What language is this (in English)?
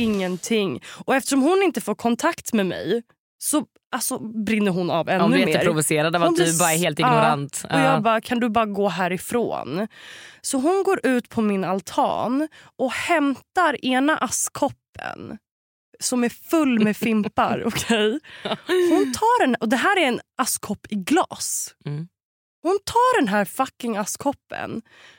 Swedish